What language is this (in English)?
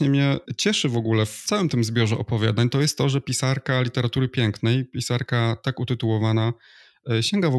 Polish